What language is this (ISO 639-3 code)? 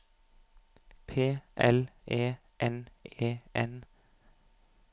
nor